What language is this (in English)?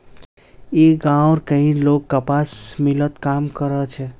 Magahi